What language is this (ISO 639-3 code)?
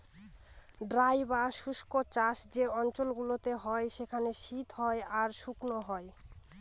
ben